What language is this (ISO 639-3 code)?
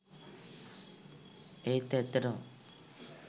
sin